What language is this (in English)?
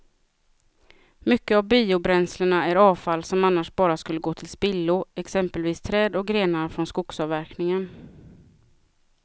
Swedish